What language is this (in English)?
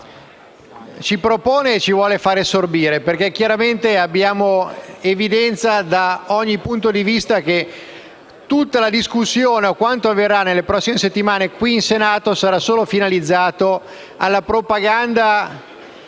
Italian